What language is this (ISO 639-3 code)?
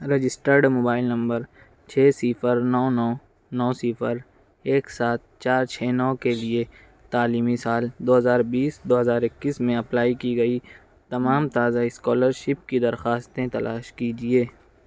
urd